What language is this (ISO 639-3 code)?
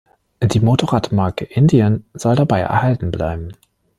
deu